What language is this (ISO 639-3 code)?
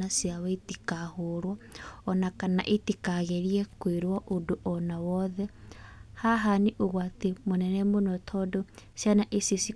kik